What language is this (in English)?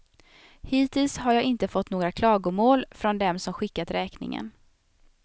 Swedish